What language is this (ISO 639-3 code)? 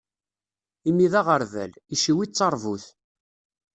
kab